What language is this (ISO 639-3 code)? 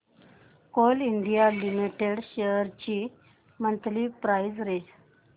mar